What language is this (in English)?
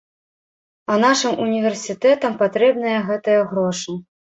Belarusian